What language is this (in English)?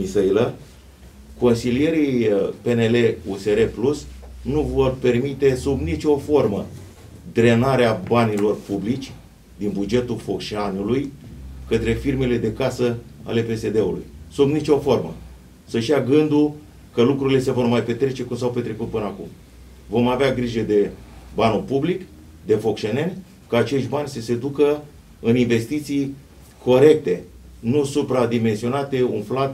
Romanian